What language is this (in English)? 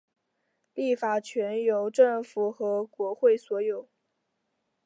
Chinese